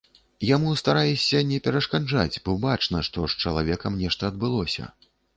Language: Belarusian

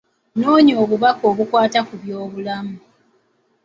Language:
Ganda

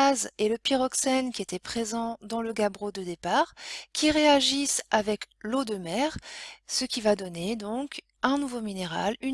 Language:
French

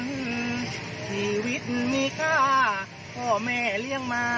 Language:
Thai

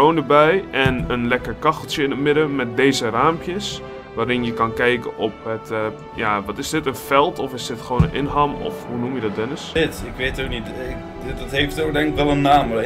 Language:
Dutch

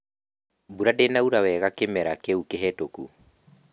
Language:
Kikuyu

